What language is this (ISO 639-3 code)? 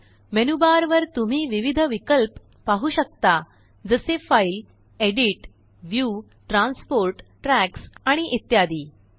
mar